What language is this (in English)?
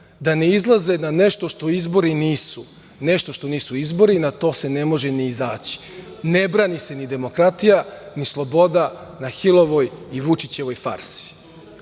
Serbian